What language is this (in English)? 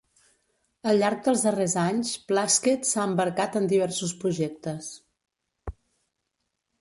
Catalan